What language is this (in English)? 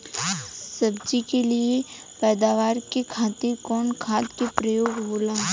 Bhojpuri